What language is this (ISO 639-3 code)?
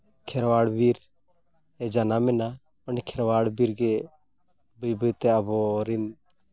sat